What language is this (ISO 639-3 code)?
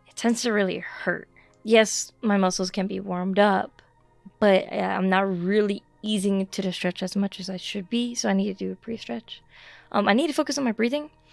eng